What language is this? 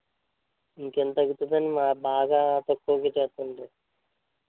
Telugu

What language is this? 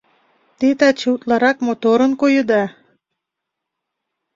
Mari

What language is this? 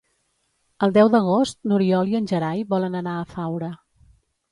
Catalan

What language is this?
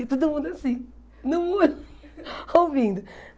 Portuguese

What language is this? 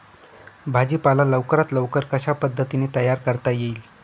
Marathi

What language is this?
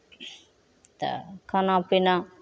Maithili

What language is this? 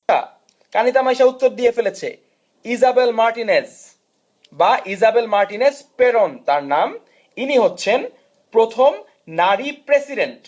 Bangla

